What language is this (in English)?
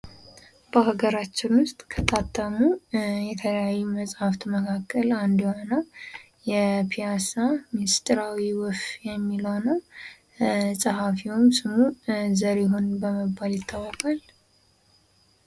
Amharic